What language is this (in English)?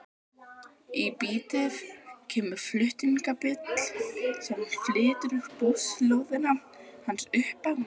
Icelandic